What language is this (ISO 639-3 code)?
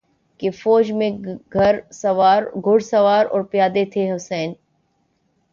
urd